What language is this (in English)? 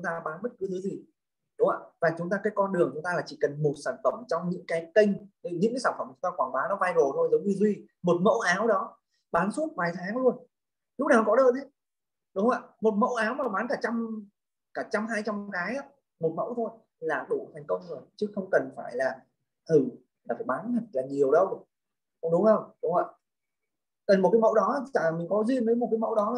Vietnamese